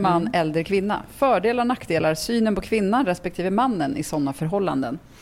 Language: Swedish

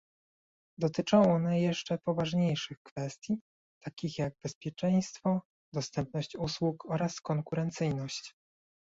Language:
Polish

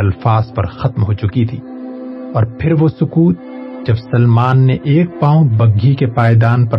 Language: Urdu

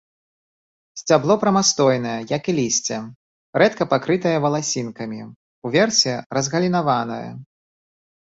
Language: Belarusian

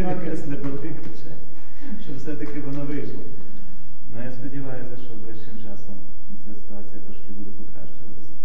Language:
Ukrainian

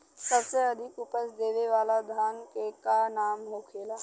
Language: Bhojpuri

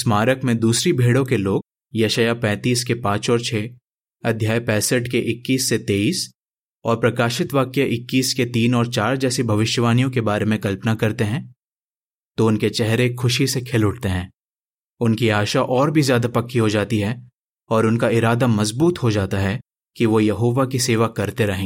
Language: Hindi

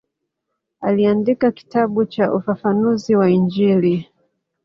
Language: Swahili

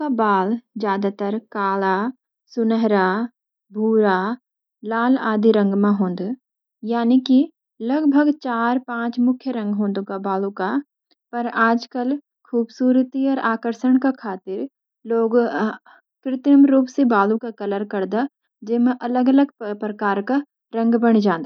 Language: Garhwali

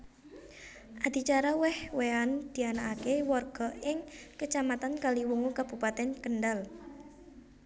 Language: Javanese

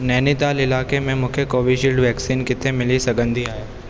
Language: Sindhi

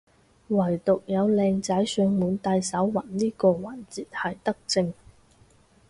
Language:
Cantonese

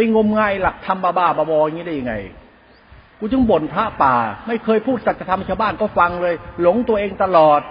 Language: Thai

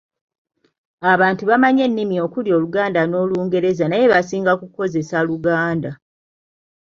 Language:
Ganda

